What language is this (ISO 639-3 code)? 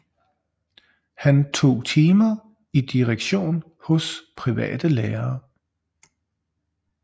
dan